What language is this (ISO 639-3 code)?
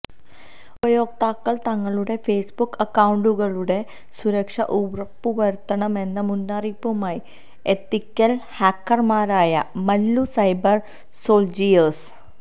mal